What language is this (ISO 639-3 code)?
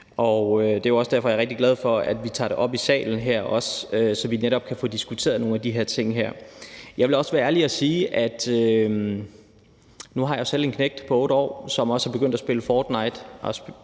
dan